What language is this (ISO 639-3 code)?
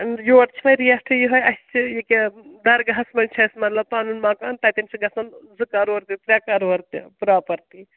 kas